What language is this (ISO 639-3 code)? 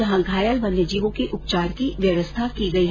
hin